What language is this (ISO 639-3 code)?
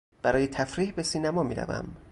fas